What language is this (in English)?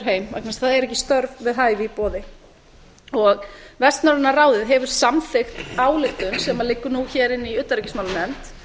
Icelandic